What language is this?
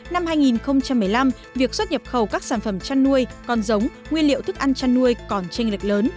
Vietnamese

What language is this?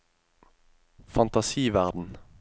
Norwegian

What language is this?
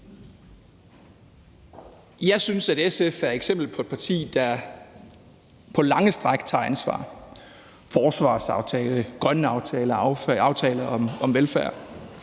Danish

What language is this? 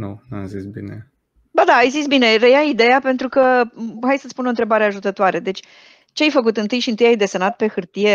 Romanian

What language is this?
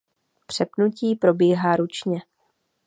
Czech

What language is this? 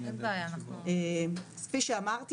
Hebrew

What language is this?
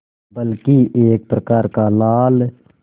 Hindi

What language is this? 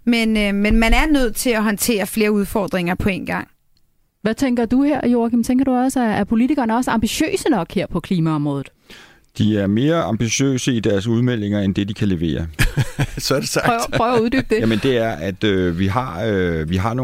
Danish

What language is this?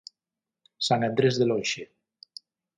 Galician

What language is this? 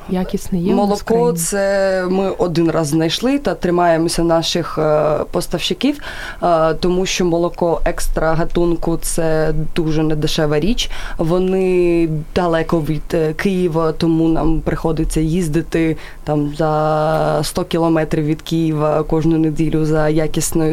Ukrainian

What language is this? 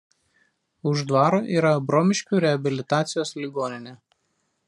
Lithuanian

